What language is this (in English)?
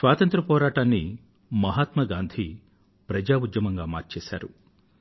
Telugu